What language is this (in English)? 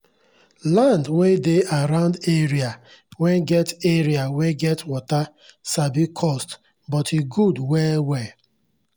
Nigerian Pidgin